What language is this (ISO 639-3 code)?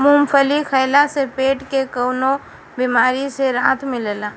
bho